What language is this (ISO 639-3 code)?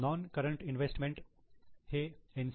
mar